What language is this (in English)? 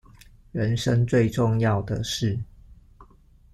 Chinese